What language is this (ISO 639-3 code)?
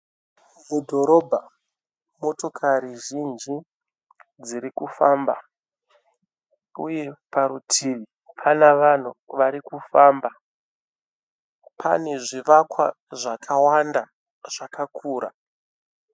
sna